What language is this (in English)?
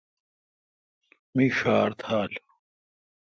Kalkoti